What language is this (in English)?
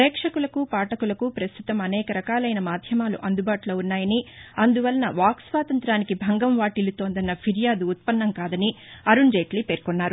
Telugu